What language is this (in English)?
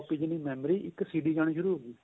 Punjabi